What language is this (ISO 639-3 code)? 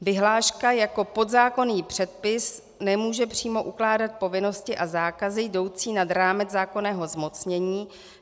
ces